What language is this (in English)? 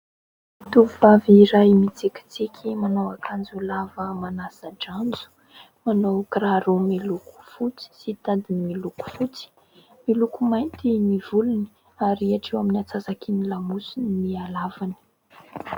Malagasy